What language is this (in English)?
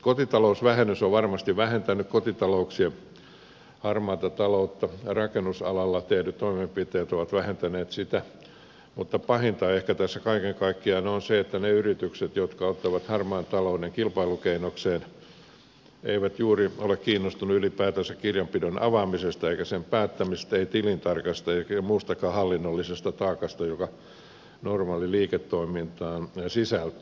Finnish